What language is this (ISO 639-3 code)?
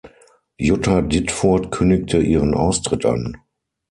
deu